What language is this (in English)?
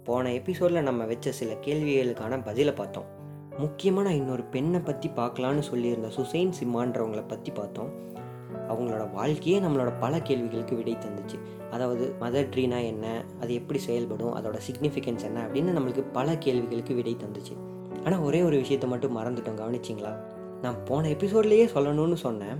Tamil